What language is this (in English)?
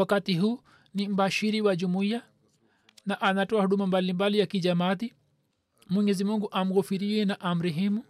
Swahili